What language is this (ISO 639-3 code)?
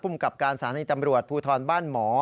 tha